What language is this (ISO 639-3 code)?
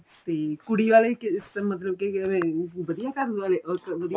pan